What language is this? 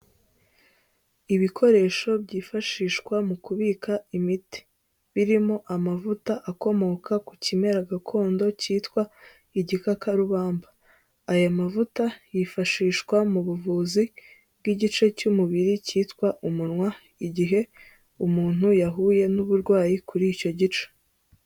Kinyarwanda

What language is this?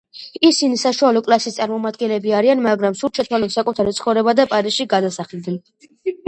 Georgian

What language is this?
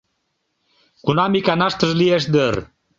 Mari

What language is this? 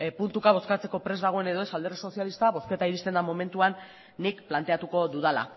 Basque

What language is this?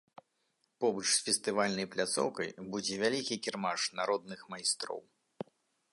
Belarusian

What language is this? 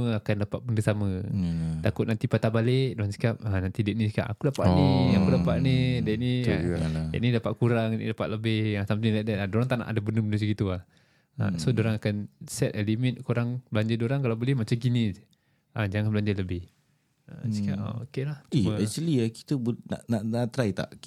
Malay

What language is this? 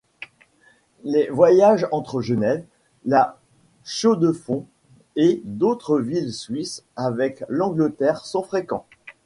French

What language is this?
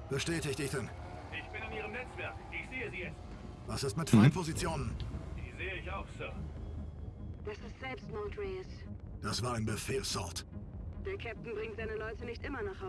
German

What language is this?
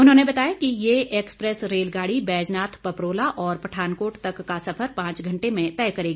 Hindi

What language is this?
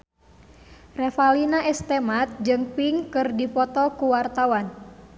Sundanese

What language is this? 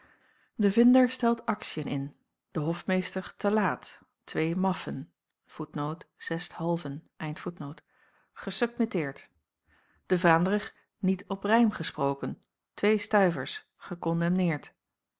Dutch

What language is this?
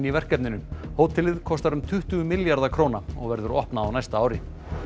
Icelandic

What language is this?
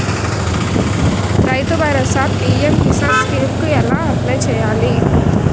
Telugu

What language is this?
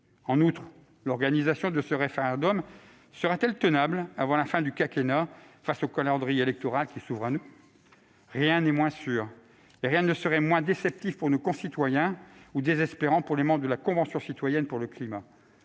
French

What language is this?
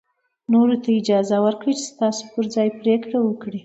Pashto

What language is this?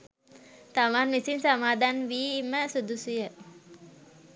Sinhala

